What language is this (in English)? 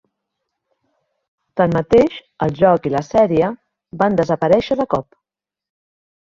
Catalan